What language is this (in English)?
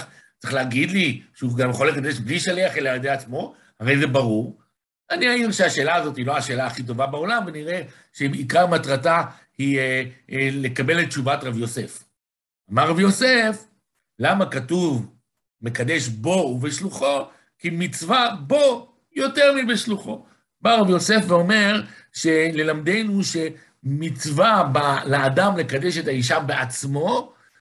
Hebrew